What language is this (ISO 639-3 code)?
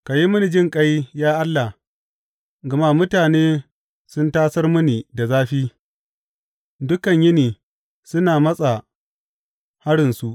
hau